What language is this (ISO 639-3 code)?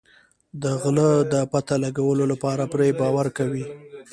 pus